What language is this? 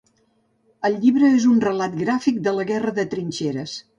Catalan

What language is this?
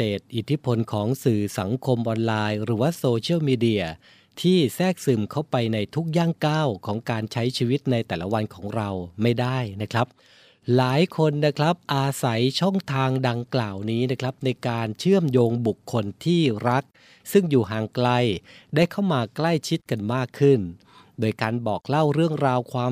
Thai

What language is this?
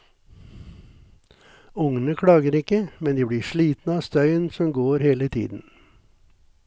Norwegian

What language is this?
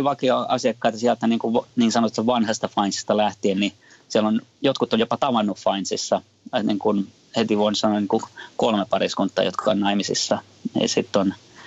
Finnish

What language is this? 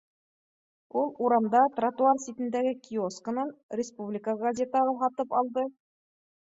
Bashkir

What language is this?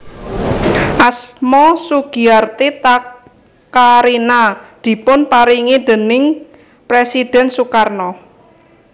Javanese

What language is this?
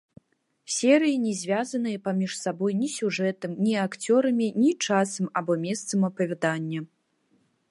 Belarusian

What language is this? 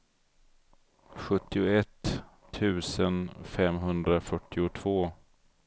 Swedish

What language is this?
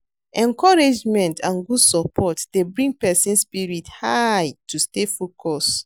Nigerian Pidgin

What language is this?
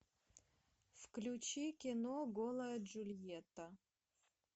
Russian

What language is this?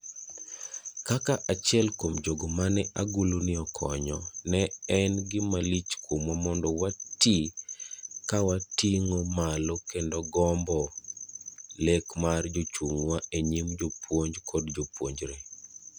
Luo (Kenya and Tanzania)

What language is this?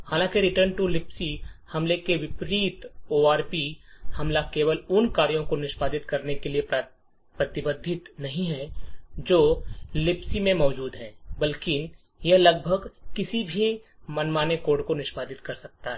Hindi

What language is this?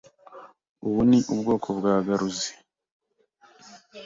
Kinyarwanda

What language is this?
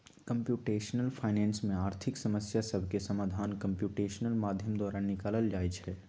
Magahi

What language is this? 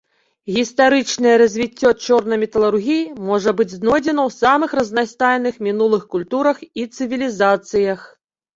Belarusian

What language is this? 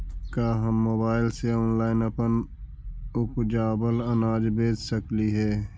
Magahi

